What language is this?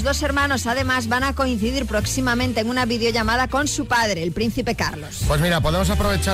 Spanish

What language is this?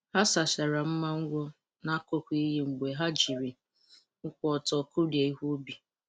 Igbo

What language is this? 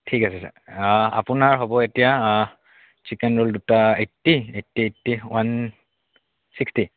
Assamese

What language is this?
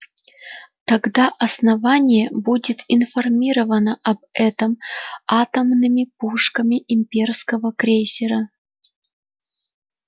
Russian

